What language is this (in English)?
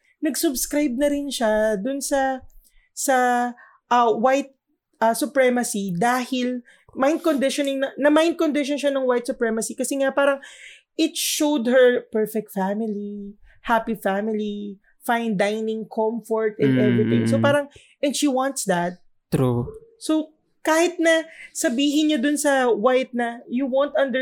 Filipino